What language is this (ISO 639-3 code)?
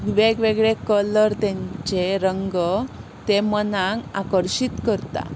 kok